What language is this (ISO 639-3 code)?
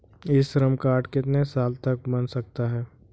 hin